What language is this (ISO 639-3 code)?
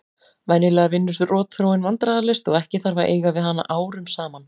isl